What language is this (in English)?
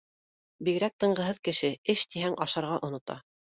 Bashkir